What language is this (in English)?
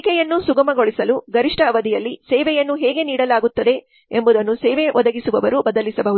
Kannada